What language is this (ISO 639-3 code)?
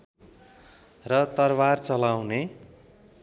nep